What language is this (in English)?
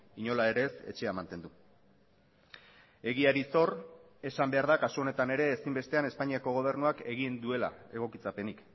Basque